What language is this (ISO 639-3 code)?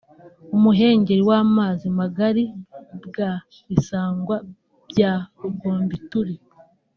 kin